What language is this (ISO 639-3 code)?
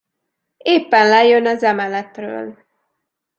hun